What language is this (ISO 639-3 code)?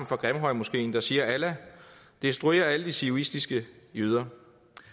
dan